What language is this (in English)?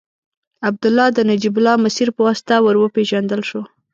Pashto